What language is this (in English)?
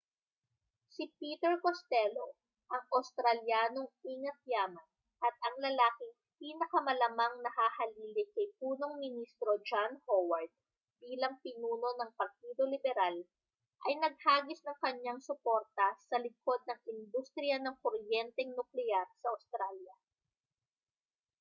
Filipino